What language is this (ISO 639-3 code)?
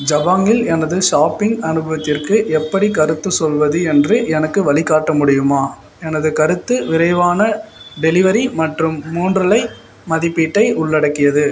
tam